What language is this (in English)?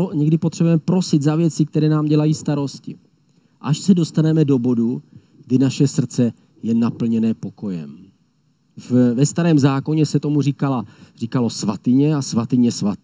Czech